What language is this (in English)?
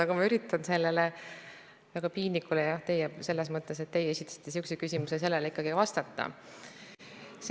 Estonian